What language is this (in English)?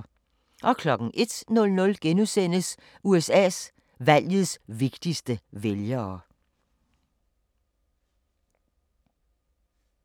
Danish